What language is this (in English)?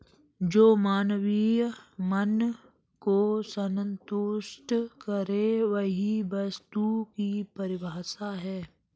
Hindi